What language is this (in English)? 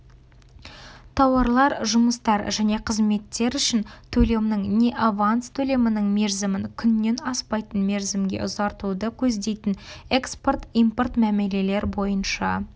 Kazakh